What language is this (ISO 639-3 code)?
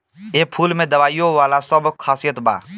bho